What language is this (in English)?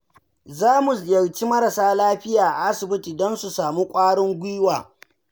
Hausa